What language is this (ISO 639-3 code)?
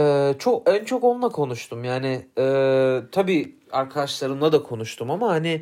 tur